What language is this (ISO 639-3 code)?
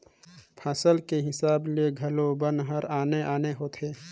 hne